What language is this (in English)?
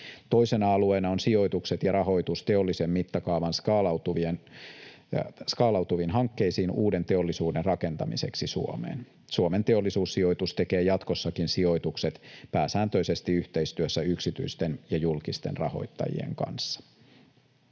Finnish